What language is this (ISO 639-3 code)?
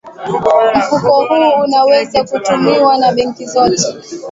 swa